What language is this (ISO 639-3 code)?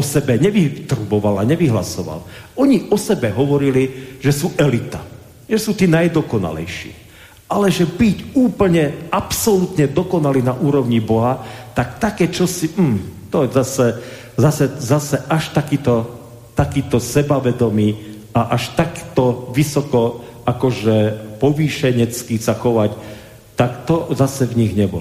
slk